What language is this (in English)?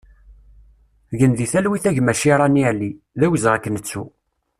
Kabyle